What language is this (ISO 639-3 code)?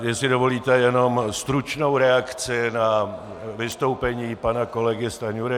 ces